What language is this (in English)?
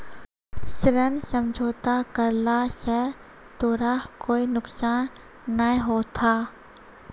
Maithili